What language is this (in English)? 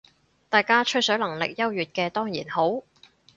Cantonese